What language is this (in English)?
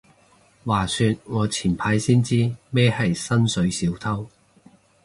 Cantonese